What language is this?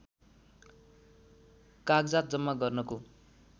Nepali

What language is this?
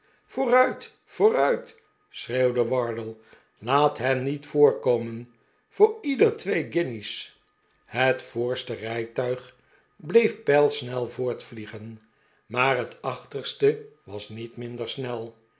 Dutch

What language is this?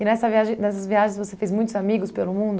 Portuguese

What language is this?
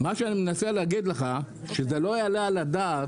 Hebrew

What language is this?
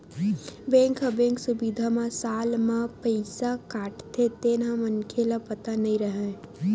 Chhattisgarhi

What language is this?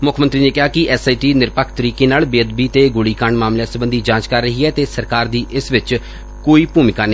Punjabi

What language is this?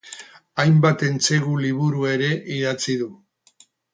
Basque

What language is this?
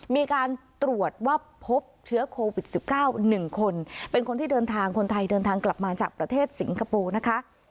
Thai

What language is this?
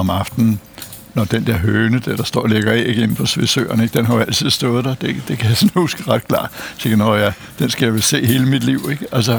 Danish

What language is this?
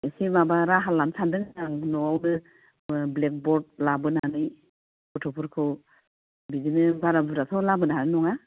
Bodo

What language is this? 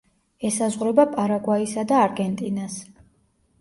Georgian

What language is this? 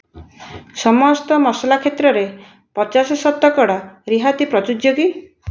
Odia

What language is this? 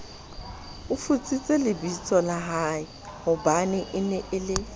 Southern Sotho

